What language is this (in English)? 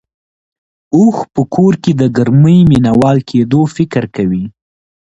Pashto